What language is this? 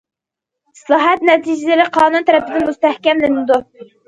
Uyghur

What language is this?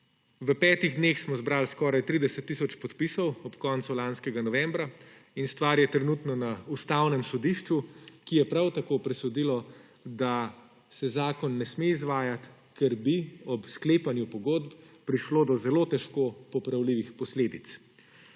Slovenian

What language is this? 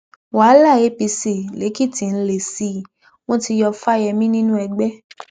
Yoruba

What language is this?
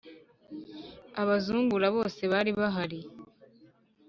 Kinyarwanda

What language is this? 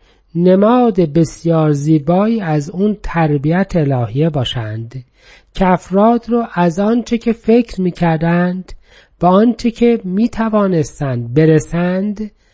Persian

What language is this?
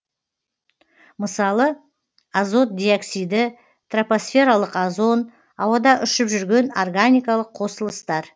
Kazakh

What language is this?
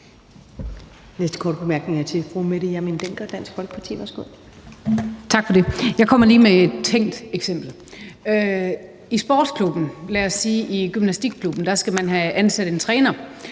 Danish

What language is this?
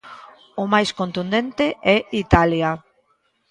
Galician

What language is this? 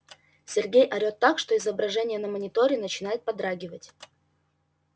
Russian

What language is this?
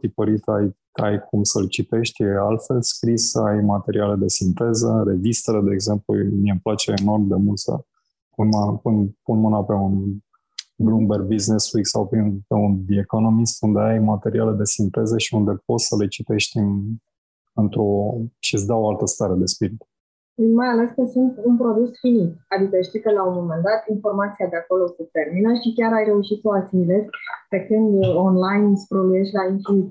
Romanian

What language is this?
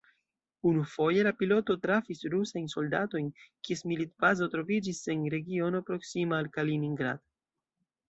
Esperanto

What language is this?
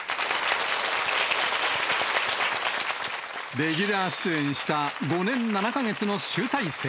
Japanese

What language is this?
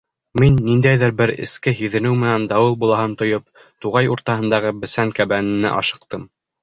Bashkir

